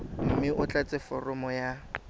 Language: Tswana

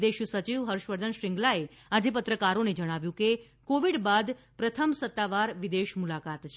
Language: Gujarati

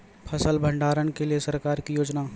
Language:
Maithili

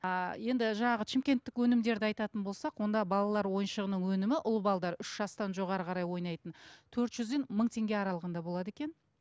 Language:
Kazakh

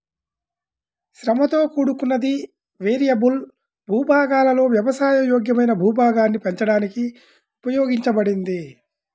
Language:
Telugu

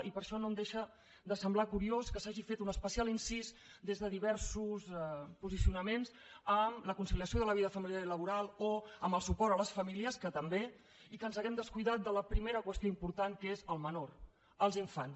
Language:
Catalan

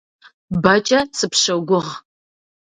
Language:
Kabardian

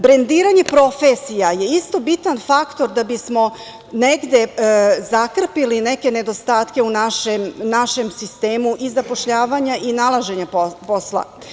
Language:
Serbian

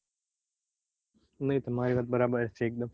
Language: Gujarati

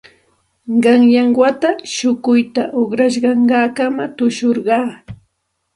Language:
Santa Ana de Tusi Pasco Quechua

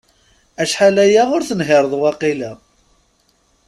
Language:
Kabyle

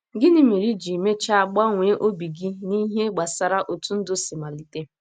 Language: Igbo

